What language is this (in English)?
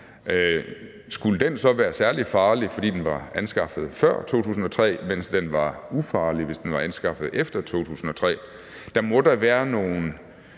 Danish